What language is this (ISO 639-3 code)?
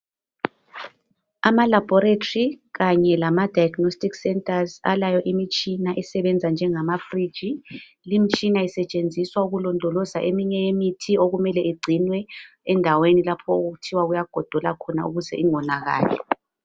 nde